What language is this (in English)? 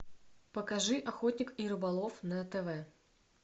Russian